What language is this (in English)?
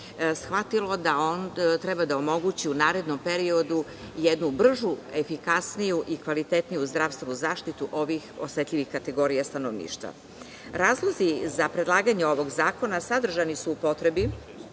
Serbian